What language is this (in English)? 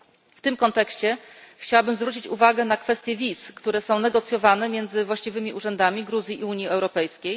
Polish